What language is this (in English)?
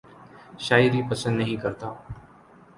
Urdu